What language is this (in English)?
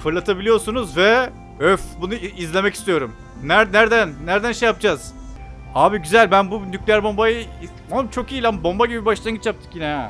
Turkish